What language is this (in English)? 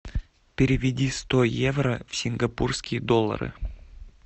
Russian